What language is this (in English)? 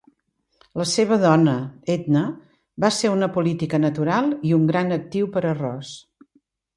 Catalan